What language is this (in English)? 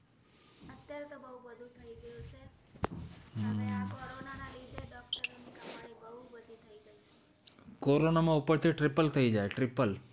Gujarati